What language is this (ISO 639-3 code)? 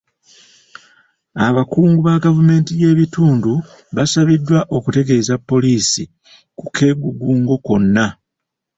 lug